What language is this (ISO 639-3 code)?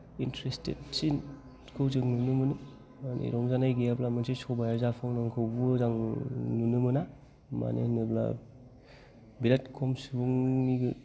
brx